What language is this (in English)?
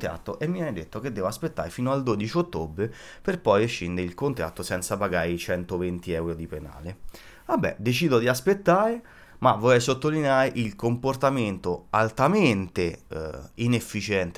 Italian